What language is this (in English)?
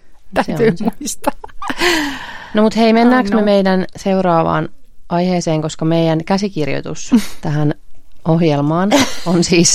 Finnish